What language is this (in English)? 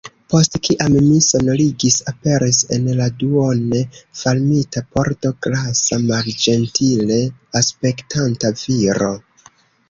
Esperanto